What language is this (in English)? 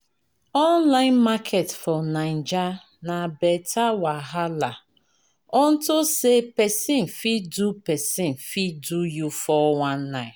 Nigerian Pidgin